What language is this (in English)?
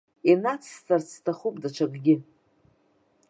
Abkhazian